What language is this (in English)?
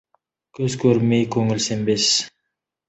Kazakh